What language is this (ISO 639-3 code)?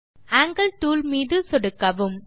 tam